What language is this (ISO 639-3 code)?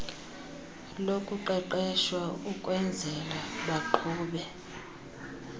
xho